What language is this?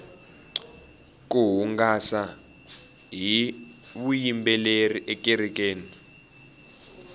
Tsonga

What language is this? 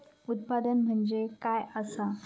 Marathi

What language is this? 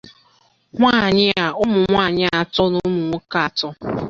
Igbo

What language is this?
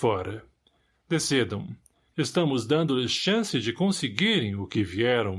Portuguese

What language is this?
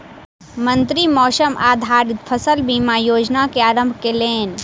Maithili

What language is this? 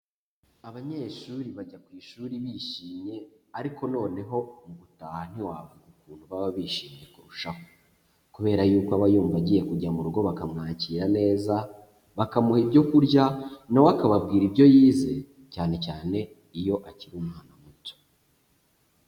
Kinyarwanda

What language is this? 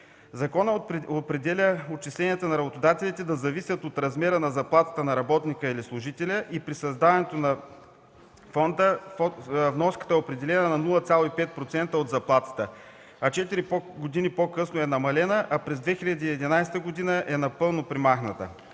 Bulgarian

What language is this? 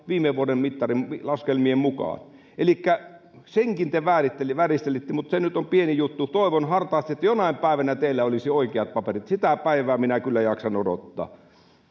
Finnish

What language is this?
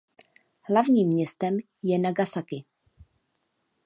Czech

